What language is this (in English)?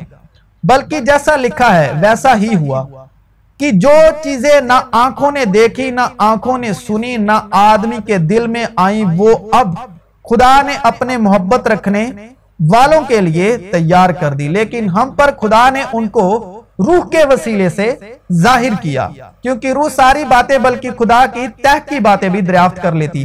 Urdu